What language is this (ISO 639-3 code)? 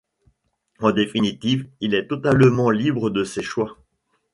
fra